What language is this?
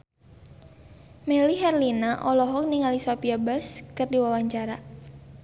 Sundanese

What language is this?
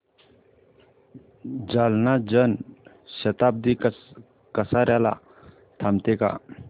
Marathi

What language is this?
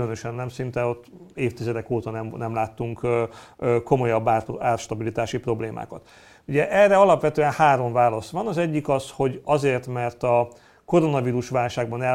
Hungarian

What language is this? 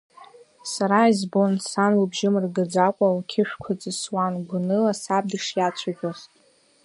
Abkhazian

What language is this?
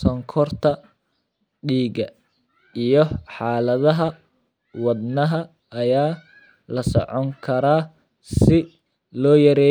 Somali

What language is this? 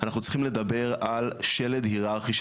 Hebrew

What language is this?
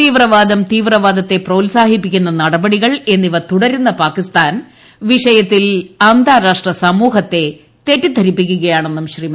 Malayalam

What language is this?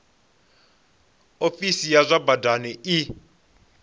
Venda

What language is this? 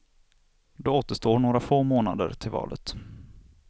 Swedish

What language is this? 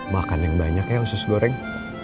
Indonesian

